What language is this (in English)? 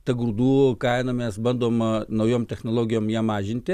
Lithuanian